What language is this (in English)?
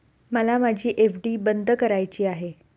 Marathi